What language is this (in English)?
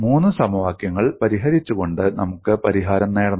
Malayalam